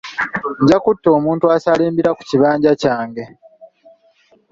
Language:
Ganda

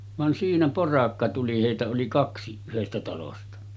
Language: Finnish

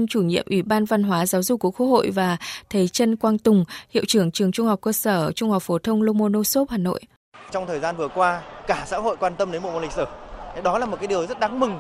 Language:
Vietnamese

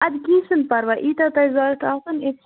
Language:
Kashmiri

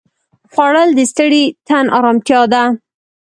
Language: Pashto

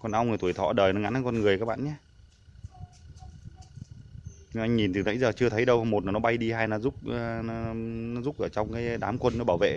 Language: Vietnamese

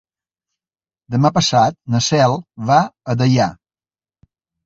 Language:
Catalan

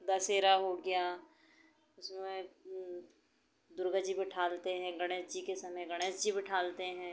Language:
Hindi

